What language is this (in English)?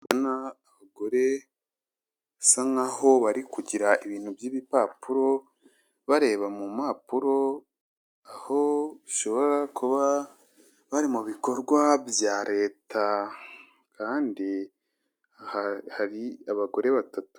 Kinyarwanda